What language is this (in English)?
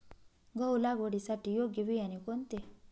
Marathi